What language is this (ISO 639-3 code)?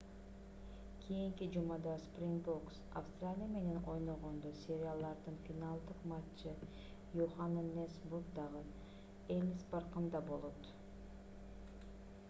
kir